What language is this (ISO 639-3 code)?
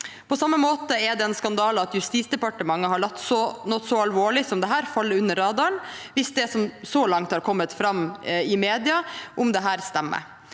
nor